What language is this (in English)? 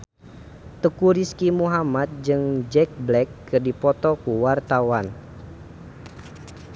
Sundanese